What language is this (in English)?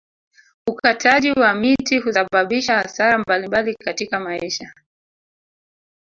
Swahili